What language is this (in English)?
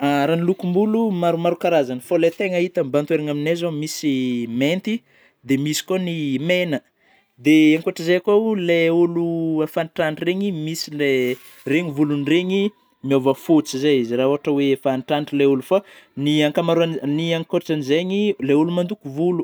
Northern Betsimisaraka Malagasy